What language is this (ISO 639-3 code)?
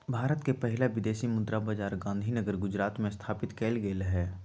mag